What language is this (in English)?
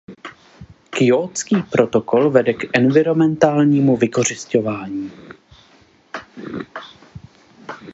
Czech